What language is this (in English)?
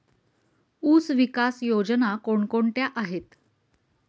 Marathi